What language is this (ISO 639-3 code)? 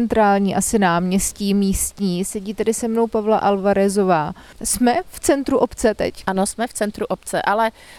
ces